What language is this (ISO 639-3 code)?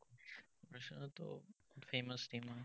asm